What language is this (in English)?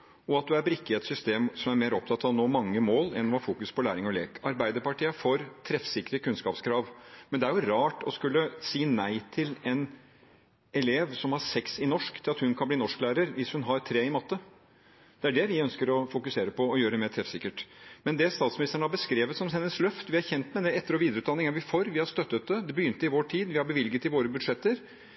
Norwegian Bokmål